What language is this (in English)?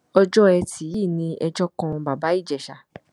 Yoruba